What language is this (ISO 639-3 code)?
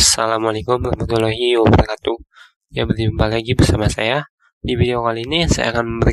ind